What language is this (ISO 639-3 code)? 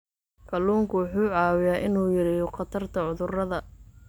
som